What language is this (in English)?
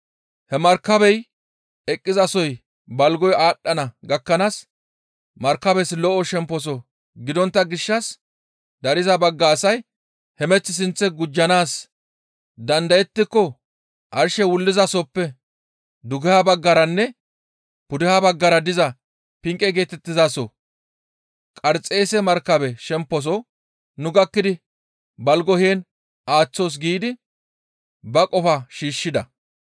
Gamo